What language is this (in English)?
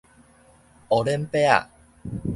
Min Nan Chinese